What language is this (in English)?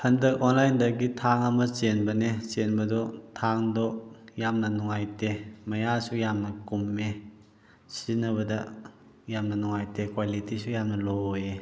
Manipuri